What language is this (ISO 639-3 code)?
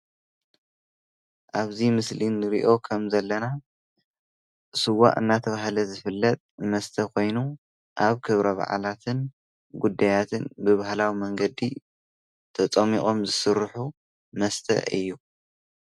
tir